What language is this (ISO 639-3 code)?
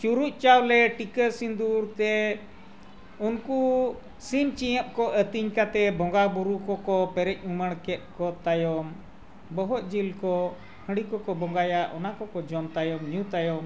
sat